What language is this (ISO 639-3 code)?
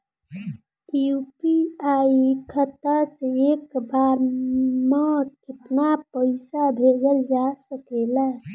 bho